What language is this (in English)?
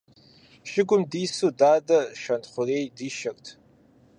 Kabardian